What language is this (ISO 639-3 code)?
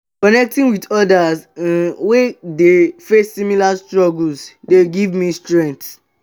pcm